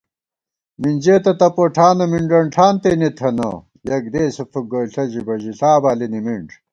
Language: Gawar-Bati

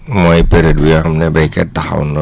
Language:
Wolof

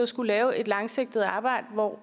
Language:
Danish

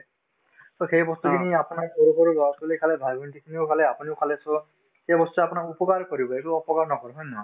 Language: Assamese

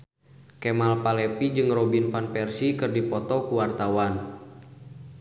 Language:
Sundanese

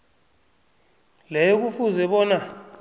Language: South Ndebele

